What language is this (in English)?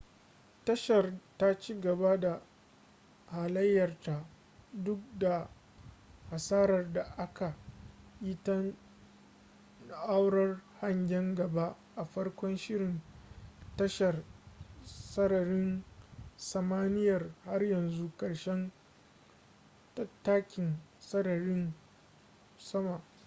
Hausa